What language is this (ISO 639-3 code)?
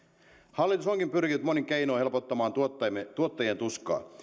fin